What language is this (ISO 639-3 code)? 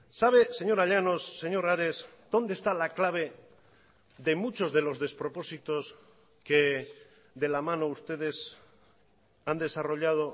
spa